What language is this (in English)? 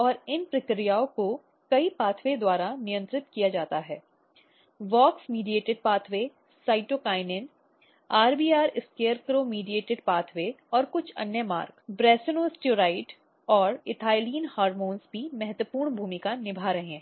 Hindi